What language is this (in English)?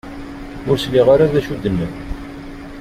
Kabyle